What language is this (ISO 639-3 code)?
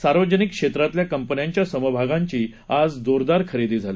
mar